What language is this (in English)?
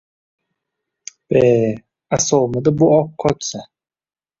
Uzbek